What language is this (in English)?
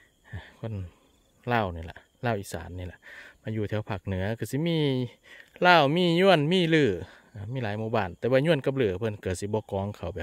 Thai